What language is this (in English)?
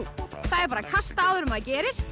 Icelandic